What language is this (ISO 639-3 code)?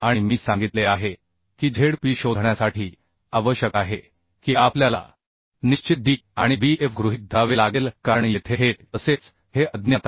mar